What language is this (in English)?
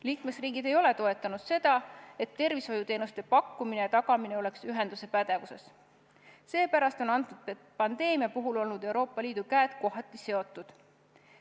Estonian